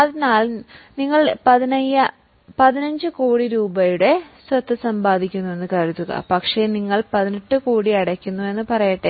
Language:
Malayalam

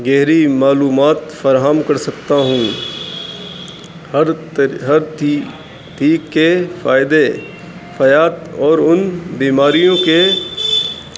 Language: Urdu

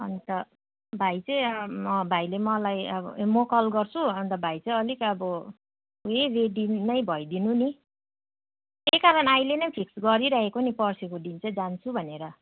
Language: Nepali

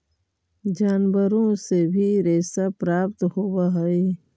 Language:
Magahi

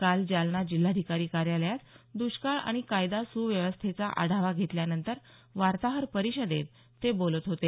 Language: Marathi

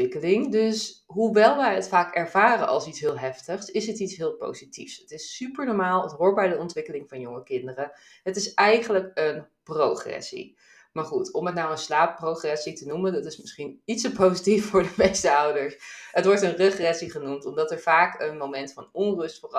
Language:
Dutch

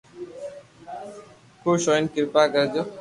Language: Loarki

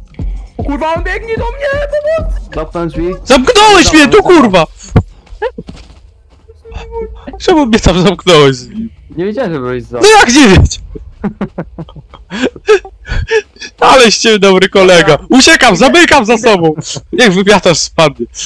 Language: Polish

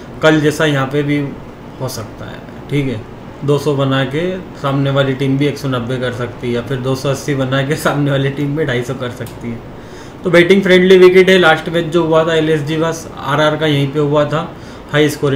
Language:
Hindi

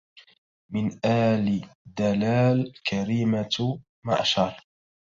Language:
Arabic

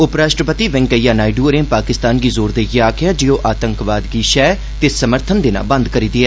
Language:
Dogri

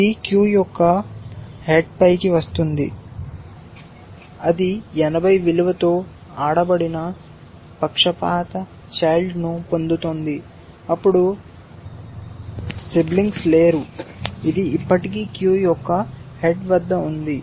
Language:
Telugu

